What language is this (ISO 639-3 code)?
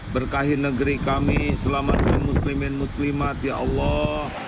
ind